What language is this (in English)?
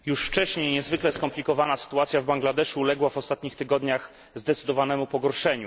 Polish